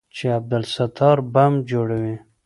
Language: Pashto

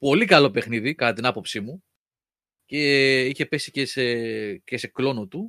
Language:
Greek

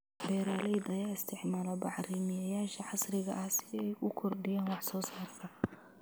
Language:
Somali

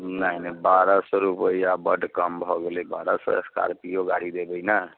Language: Maithili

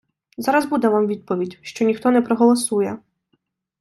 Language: Ukrainian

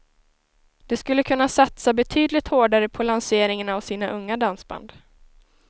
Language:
Swedish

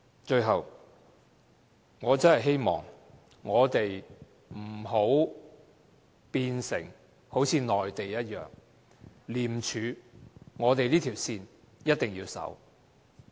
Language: Cantonese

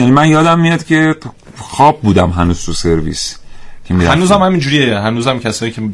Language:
Persian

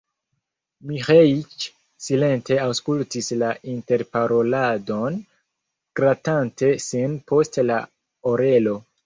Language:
Esperanto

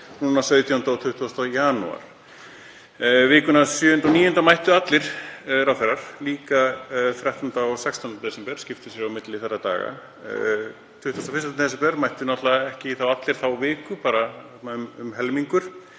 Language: Icelandic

